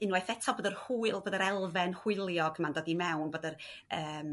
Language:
Welsh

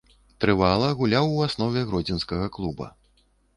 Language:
Belarusian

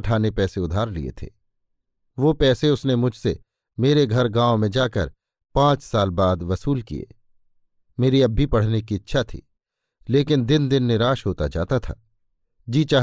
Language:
Hindi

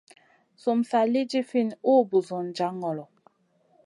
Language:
Masana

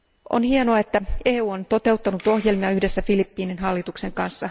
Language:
Finnish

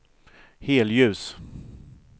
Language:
Swedish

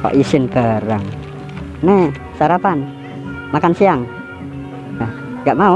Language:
Indonesian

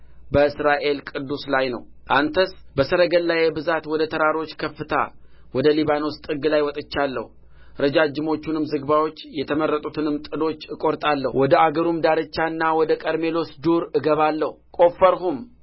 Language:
Amharic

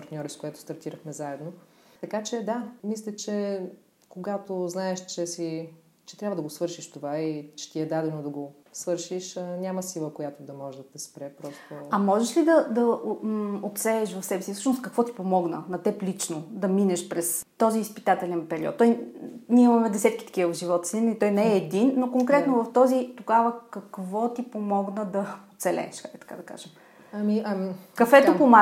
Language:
Bulgarian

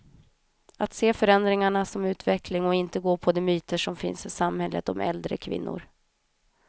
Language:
Swedish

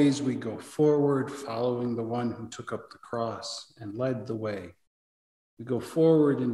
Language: English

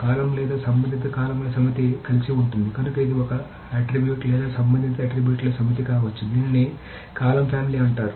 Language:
Telugu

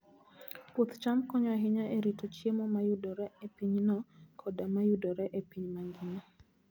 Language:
Luo (Kenya and Tanzania)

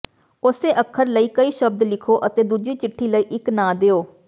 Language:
Punjabi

